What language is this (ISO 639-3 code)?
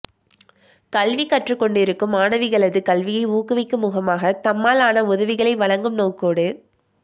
tam